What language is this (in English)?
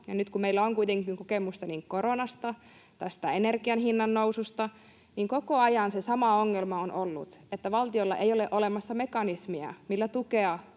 Finnish